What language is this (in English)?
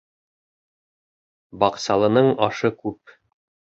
Bashkir